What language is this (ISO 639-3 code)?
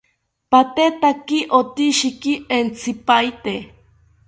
cpy